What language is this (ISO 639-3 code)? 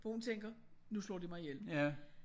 dan